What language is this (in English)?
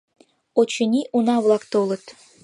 Mari